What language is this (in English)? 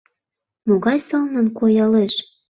Mari